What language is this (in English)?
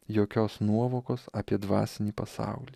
Lithuanian